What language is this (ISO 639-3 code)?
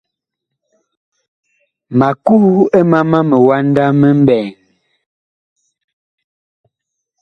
bkh